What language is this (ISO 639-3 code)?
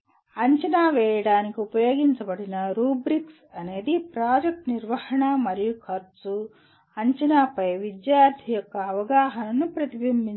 tel